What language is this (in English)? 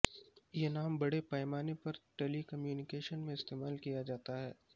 Urdu